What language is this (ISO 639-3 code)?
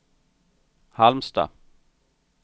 swe